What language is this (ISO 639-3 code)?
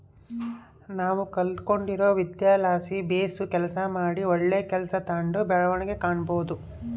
kan